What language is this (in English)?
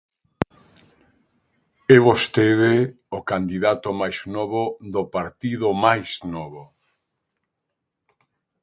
Galician